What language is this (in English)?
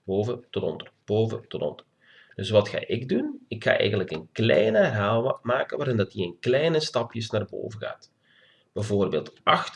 Dutch